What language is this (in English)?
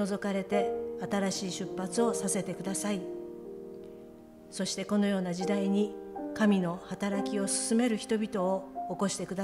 Japanese